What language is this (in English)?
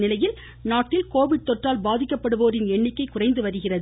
Tamil